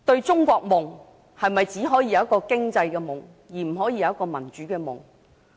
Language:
Cantonese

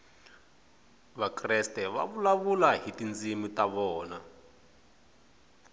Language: Tsonga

